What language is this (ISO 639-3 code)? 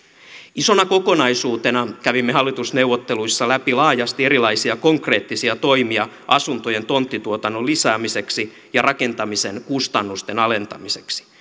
fin